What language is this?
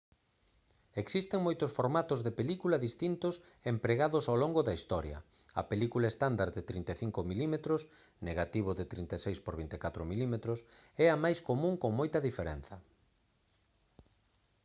Galician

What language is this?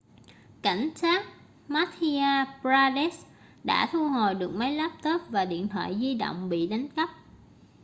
Vietnamese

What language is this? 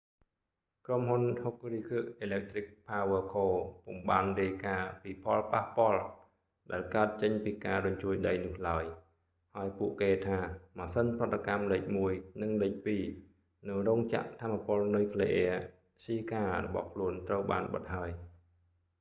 Khmer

